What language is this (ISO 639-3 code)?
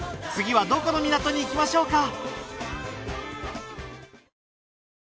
jpn